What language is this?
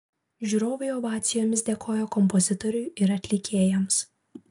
Lithuanian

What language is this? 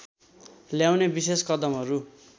Nepali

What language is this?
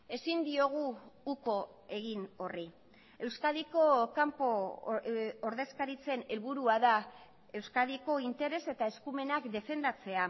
Basque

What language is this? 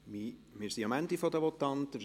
Swiss German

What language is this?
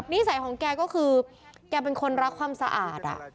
Thai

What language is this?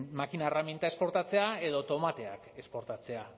Basque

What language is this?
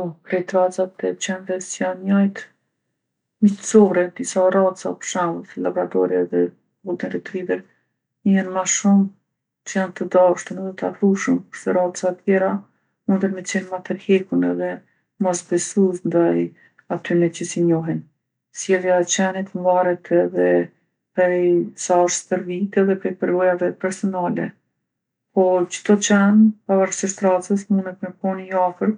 Gheg Albanian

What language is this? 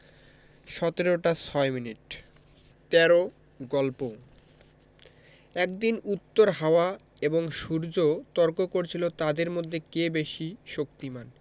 Bangla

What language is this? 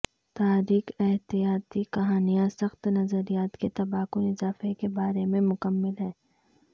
Urdu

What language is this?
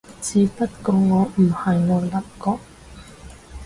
Cantonese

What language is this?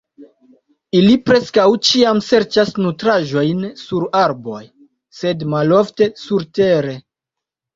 Esperanto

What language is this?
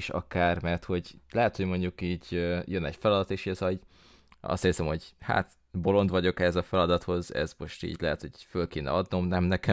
Hungarian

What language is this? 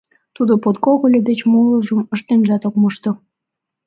Mari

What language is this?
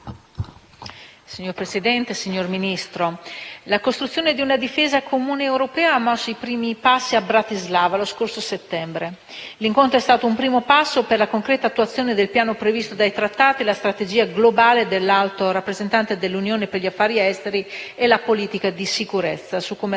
Italian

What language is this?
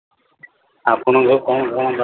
Odia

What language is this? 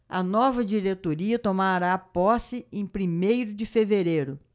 Portuguese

